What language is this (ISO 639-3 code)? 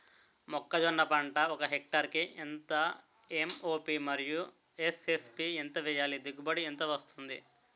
tel